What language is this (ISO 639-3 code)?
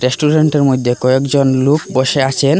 ben